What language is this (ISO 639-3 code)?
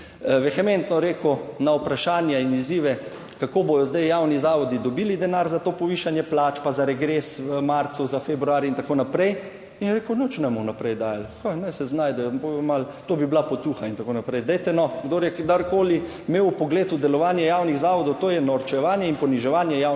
slv